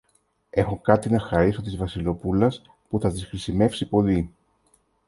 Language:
Greek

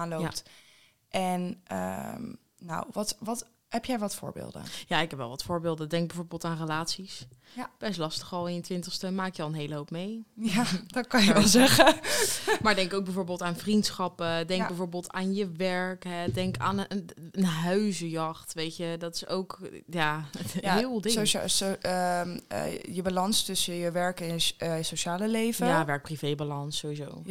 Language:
Dutch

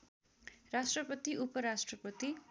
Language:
Nepali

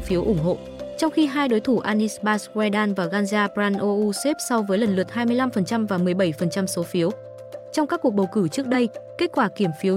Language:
Vietnamese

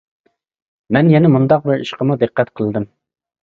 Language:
Uyghur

